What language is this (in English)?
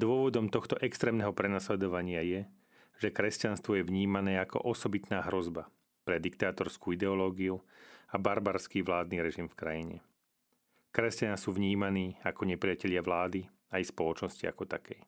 Slovak